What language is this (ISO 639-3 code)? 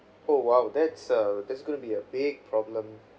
eng